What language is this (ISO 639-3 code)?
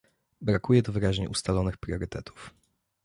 pol